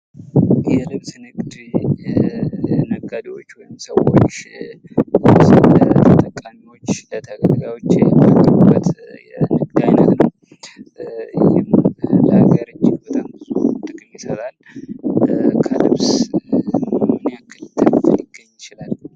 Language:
Amharic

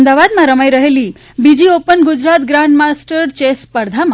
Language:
Gujarati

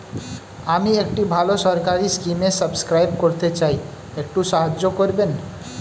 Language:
Bangla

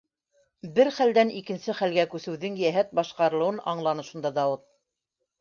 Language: Bashkir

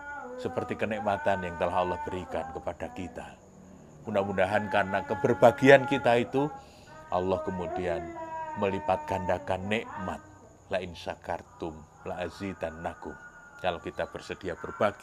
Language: Indonesian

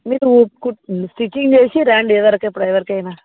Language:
Telugu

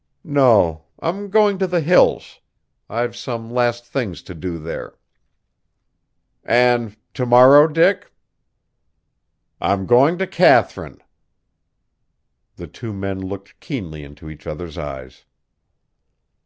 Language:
English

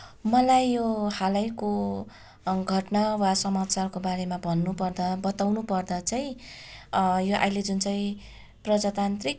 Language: Nepali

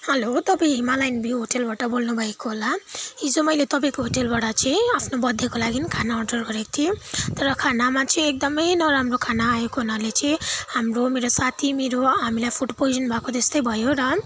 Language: Nepali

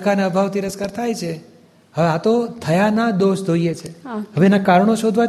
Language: Gujarati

